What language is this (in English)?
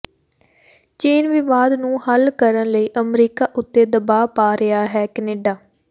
Punjabi